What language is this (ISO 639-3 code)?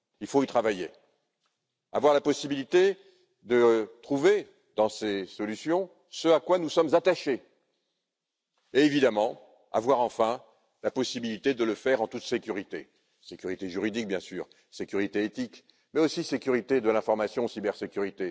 fra